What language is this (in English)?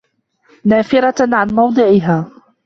Arabic